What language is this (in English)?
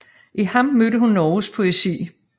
Danish